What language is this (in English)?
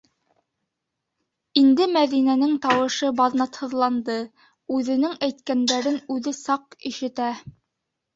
Bashkir